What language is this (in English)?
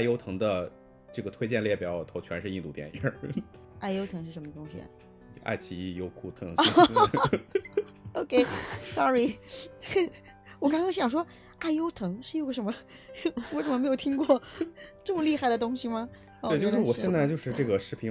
Chinese